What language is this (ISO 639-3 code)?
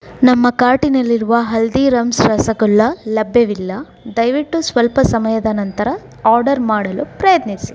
kan